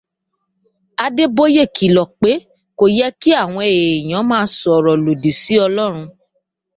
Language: Yoruba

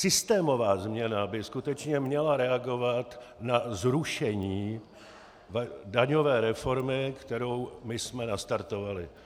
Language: Czech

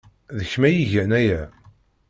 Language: Kabyle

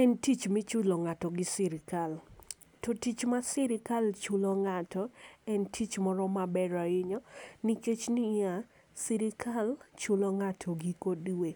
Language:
Luo (Kenya and Tanzania)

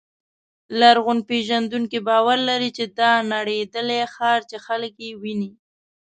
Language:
Pashto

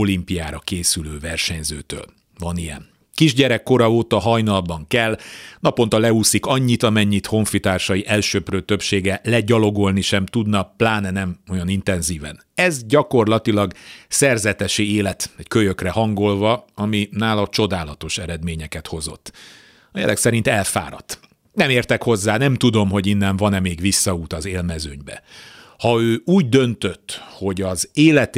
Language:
Hungarian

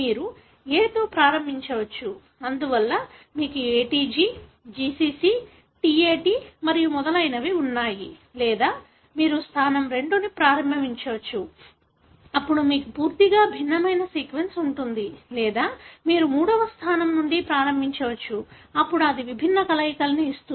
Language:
Telugu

